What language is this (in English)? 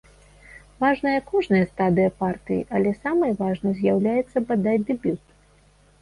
Belarusian